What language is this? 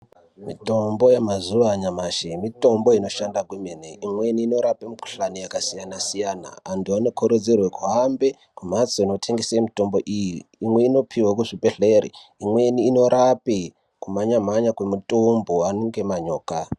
Ndau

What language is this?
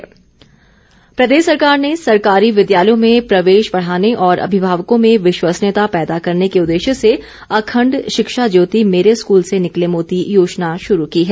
Hindi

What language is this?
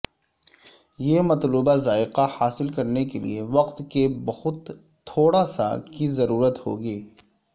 Urdu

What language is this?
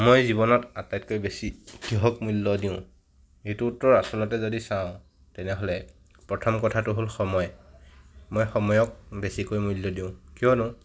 Assamese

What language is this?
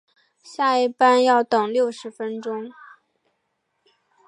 Chinese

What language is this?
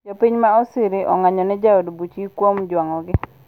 Luo (Kenya and Tanzania)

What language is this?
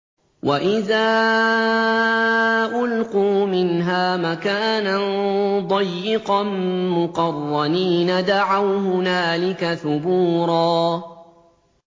Arabic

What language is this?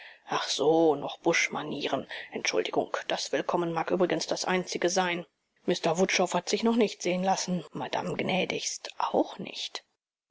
German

